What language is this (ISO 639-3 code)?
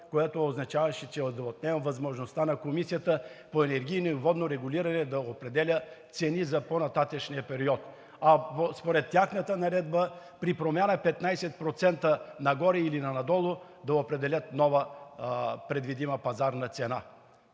bul